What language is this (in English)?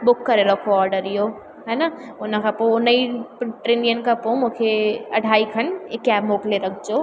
Sindhi